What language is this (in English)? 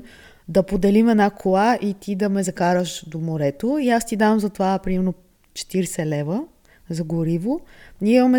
Bulgarian